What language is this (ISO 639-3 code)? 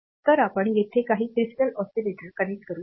mar